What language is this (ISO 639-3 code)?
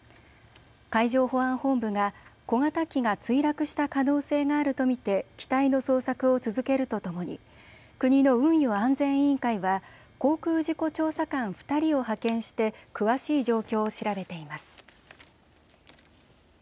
jpn